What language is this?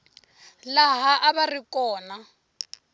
Tsonga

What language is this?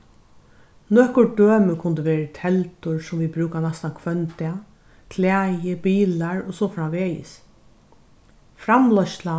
Faroese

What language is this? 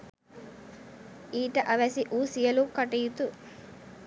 Sinhala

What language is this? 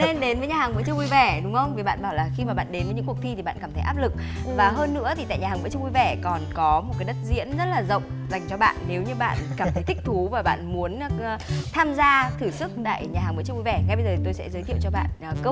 Vietnamese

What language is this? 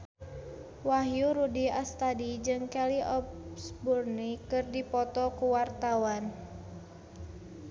Sundanese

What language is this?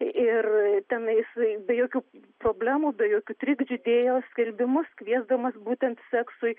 Lithuanian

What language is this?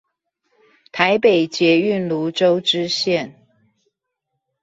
Chinese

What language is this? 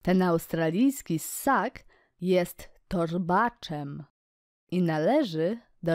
Polish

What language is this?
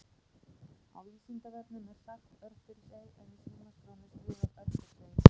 Icelandic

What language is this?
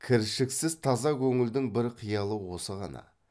Kazakh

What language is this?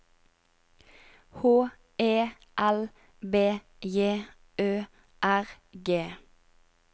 Norwegian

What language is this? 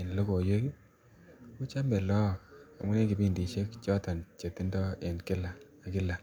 Kalenjin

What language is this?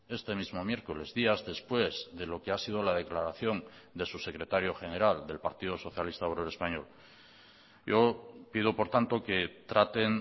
Spanish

